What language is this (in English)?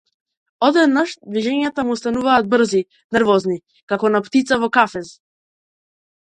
Macedonian